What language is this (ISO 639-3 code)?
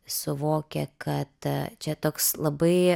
lit